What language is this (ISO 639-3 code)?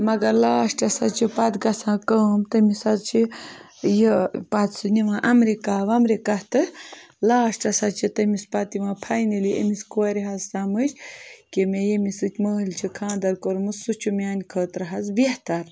kas